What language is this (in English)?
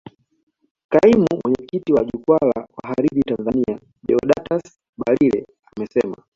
Swahili